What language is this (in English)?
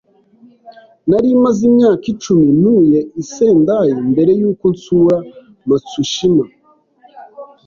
Kinyarwanda